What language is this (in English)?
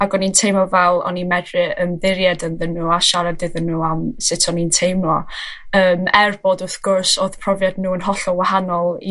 Welsh